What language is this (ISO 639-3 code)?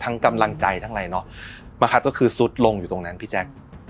tha